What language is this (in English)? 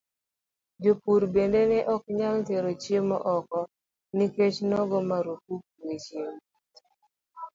Luo (Kenya and Tanzania)